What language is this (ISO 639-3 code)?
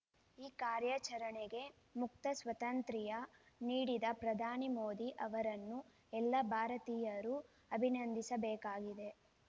kan